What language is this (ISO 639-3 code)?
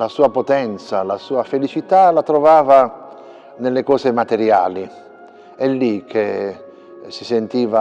ita